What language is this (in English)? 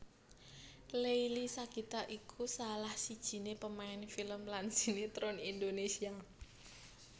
Javanese